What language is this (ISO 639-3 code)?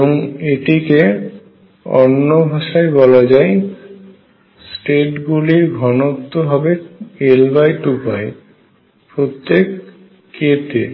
ben